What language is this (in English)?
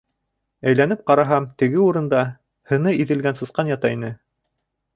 Bashkir